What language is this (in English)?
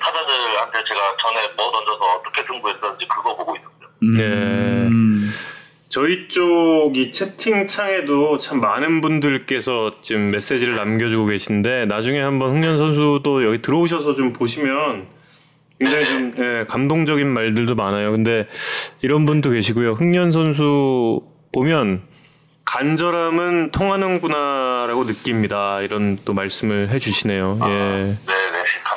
Korean